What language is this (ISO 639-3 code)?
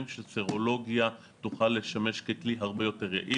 heb